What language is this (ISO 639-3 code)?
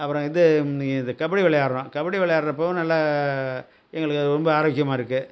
tam